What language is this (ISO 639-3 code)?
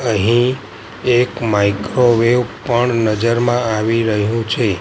guj